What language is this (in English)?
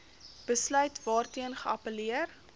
Afrikaans